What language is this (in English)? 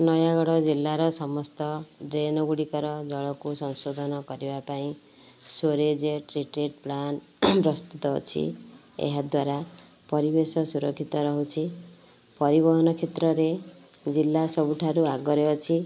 Odia